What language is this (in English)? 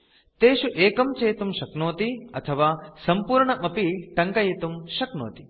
Sanskrit